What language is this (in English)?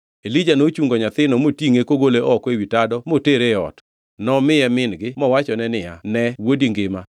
Luo (Kenya and Tanzania)